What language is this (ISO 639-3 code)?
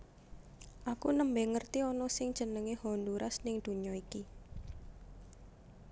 jav